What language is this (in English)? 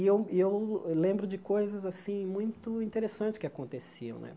Portuguese